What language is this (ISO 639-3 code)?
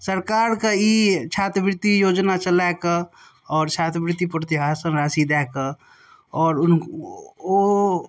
mai